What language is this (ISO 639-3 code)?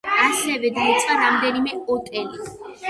kat